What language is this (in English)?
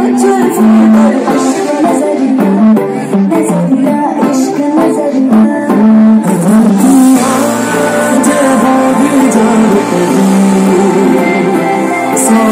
Portuguese